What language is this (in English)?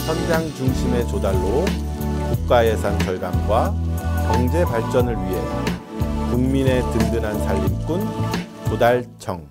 Korean